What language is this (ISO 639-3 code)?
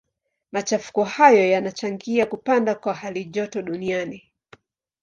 swa